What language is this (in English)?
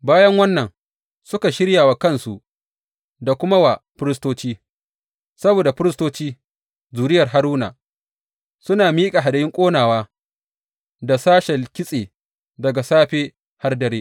Hausa